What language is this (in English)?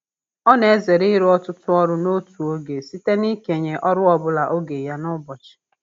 Igbo